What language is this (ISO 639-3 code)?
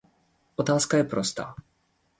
ces